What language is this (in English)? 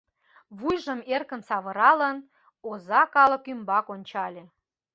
Mari